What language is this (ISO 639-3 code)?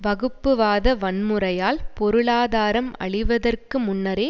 tam